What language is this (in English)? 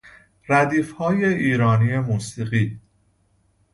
Persian